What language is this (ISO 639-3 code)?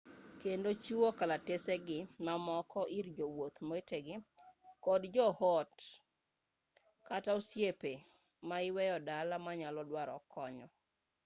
luo